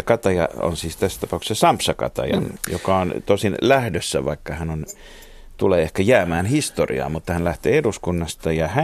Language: Finnish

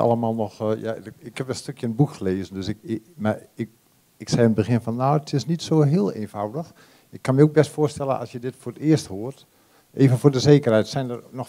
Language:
Dutch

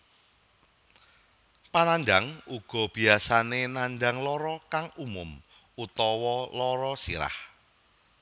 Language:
Javanese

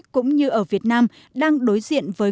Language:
Vietnamese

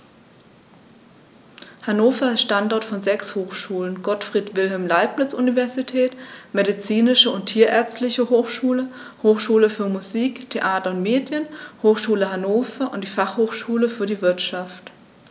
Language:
German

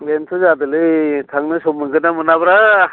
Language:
Bodo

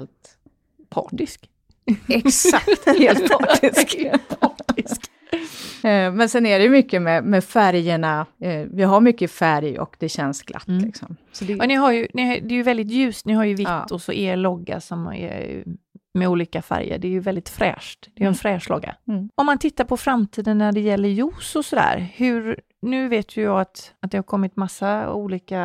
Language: Swedish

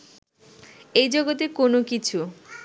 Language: Bangla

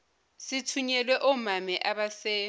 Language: Zulu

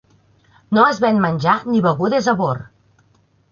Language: Catalan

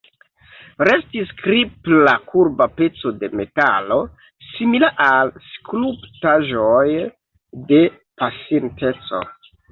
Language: Esperanto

